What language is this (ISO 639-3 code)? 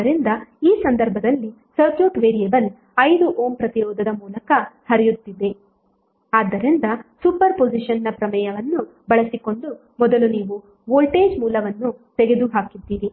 kan